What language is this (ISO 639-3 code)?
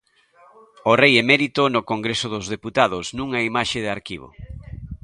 glg